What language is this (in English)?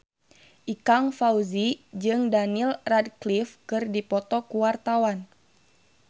Sundanese